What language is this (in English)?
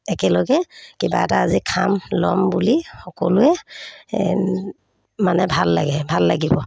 Assamese